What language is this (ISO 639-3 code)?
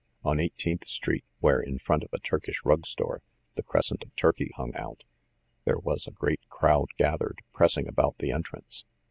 eng